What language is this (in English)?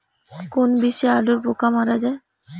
Bangla